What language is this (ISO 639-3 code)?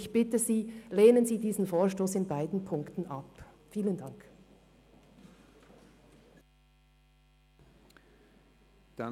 gsw